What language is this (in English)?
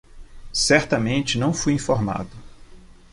Portuguese